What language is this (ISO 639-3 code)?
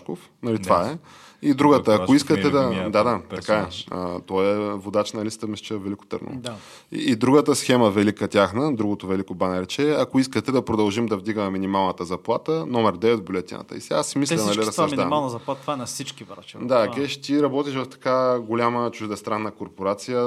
bul